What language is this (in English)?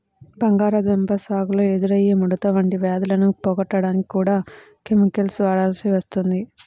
Telugu